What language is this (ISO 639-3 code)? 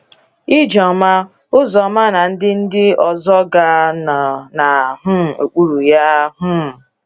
ibo